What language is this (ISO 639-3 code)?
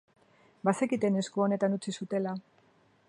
eus